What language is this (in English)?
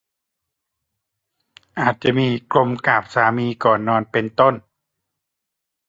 Thai